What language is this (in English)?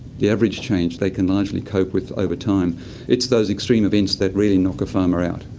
English